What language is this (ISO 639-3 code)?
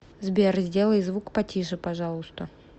rus